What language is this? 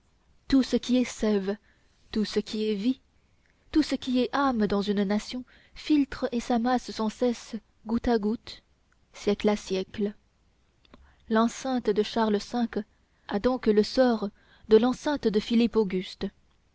French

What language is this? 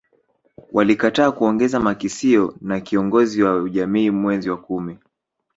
Swahili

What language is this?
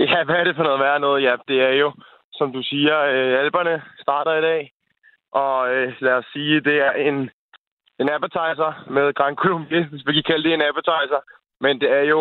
Danish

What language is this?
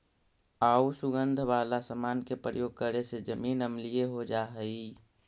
Magahi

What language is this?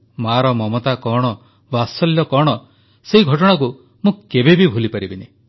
Odia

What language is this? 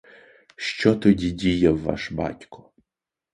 Ukrainian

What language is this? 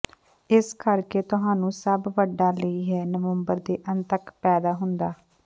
Punjabi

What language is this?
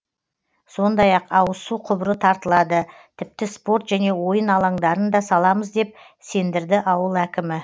Kazakh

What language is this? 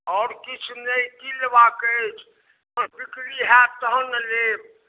Maithili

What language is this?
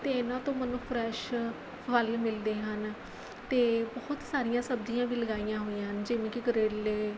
Punjabi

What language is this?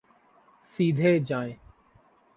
Urdu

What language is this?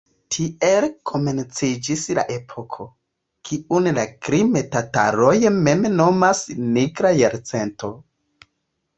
Esperanto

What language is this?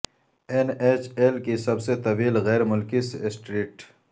Urdu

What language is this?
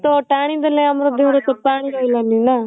Odia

